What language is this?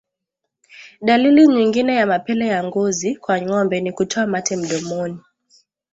Swahili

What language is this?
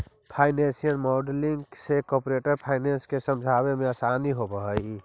Magahi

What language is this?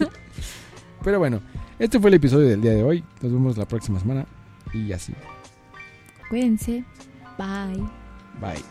Spanish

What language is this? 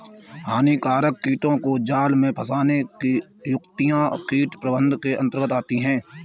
Hindi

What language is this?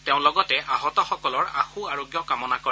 Assamese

